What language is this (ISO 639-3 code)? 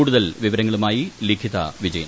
mal